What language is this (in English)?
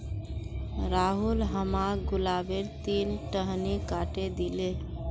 Magahi